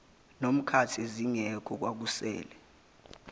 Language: Zulu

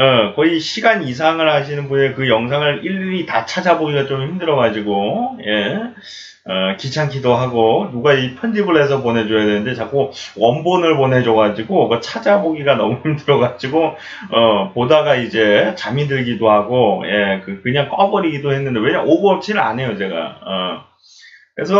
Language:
Korean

